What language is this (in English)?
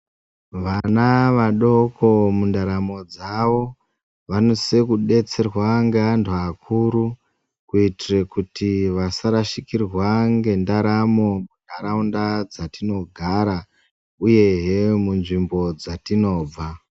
Ndau